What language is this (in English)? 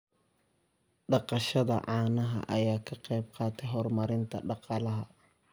Somali